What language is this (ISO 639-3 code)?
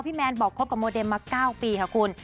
tha